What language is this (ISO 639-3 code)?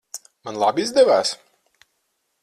lav